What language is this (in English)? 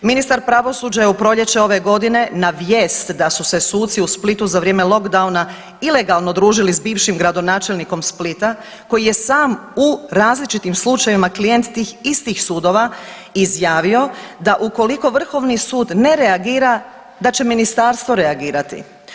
Croatian